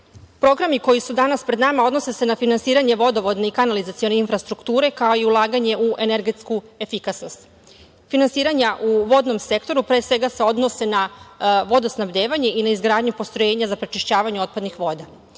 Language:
Serbian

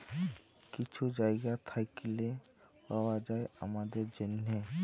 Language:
Bangla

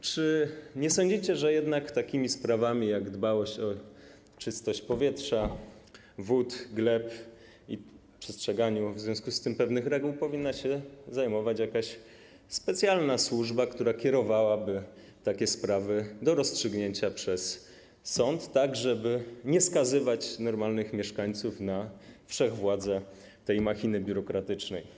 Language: Polish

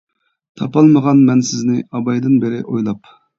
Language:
Uyghur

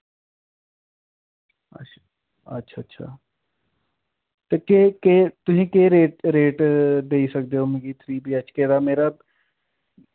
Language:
Dogri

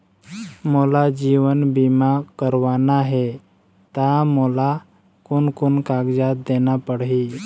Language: Chhattisgarhi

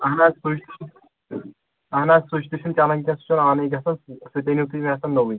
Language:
Kashmiri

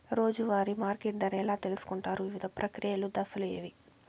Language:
Telugu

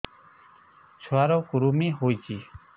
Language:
Odia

